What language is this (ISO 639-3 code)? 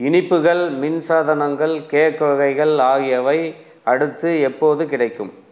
tam